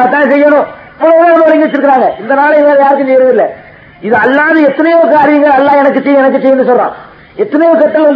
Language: Tamil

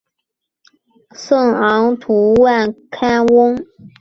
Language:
Chinese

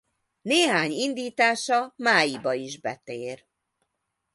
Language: Hungarian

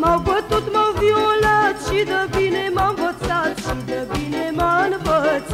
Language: Romanian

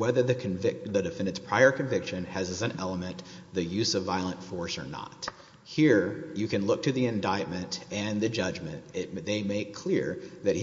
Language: English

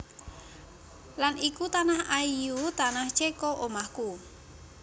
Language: Javanese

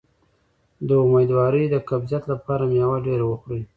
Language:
Pashto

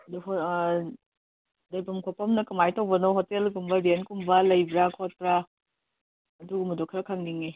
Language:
Manipuri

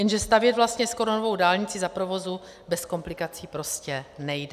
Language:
Czech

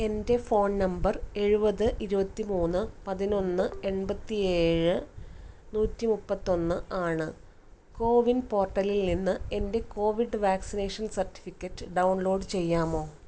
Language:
Malayalam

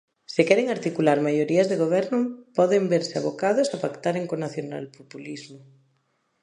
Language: Galician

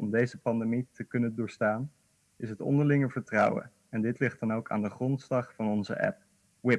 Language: Dutch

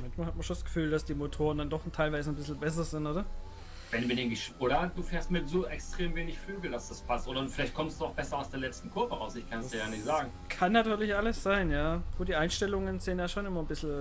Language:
German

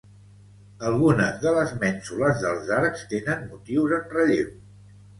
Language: Catalan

